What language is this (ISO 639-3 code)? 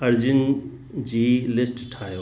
snd